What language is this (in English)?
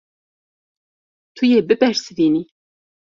Kurdish